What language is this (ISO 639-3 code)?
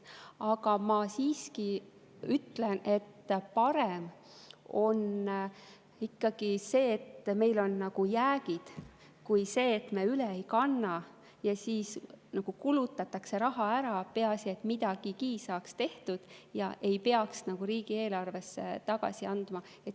est